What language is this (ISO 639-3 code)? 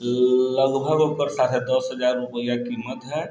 mai